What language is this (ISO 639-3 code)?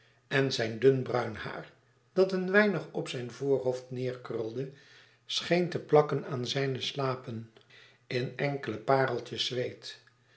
nld